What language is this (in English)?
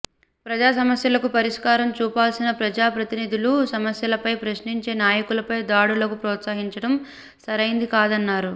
Telugu